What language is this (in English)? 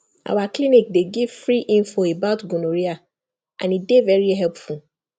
Nigerian Pidgin